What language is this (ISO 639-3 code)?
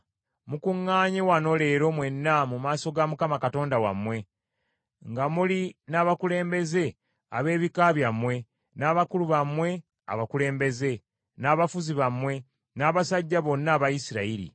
lug